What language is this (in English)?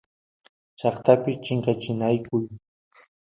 Santiago del Estero Quichua